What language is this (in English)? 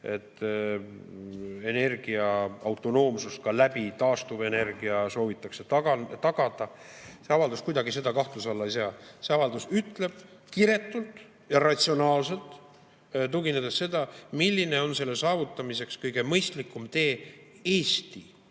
Estonian